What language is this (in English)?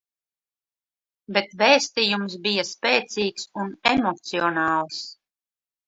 Latvian